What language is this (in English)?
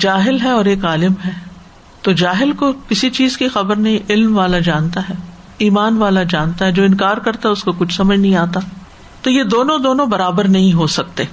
Urdu